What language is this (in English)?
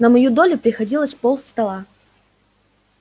Russian